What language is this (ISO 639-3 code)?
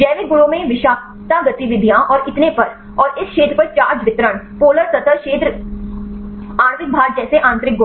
hin